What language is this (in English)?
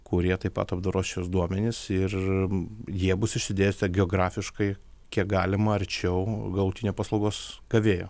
Lithuanian